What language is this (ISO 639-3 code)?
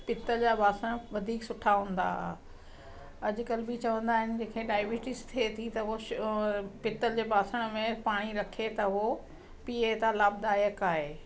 snd